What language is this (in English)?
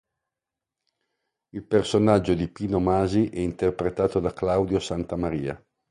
Italian